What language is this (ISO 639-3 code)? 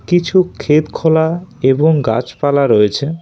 ben